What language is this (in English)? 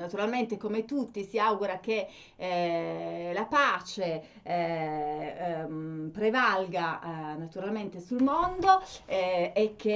Italian